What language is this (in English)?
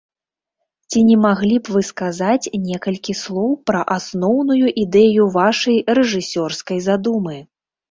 Belarusian